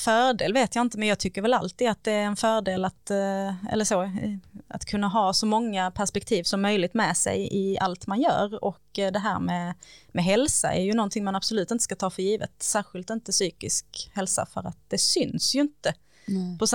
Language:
Swedish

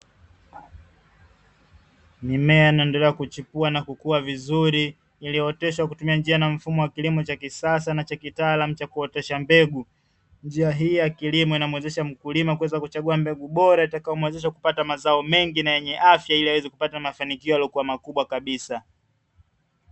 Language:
Swahili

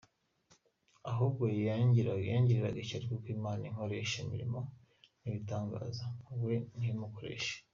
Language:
Kinyarwanda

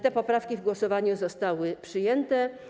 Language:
Polish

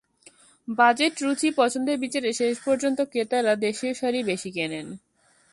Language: Bangla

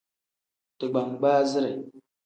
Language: Tem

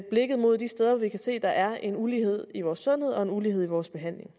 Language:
Danish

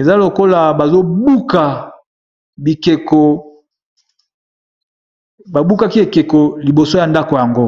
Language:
Lingala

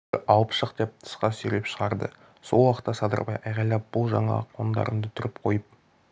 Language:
Kazakh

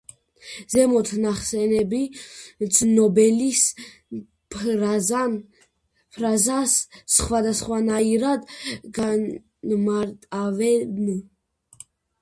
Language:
Georgian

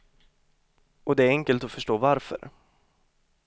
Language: Swedish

